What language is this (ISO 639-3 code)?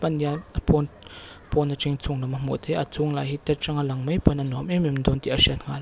lus